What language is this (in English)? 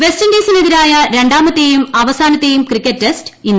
Malayalam